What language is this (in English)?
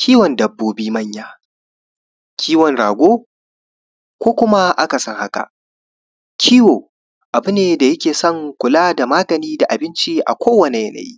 Hausa